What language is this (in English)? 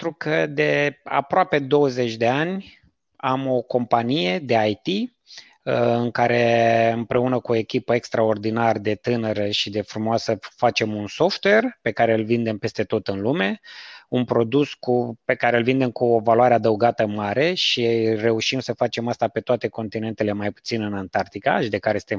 Romanian